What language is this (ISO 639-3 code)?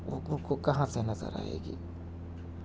urd